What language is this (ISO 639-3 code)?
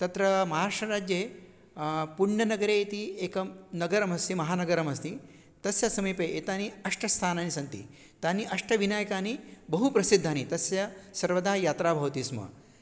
san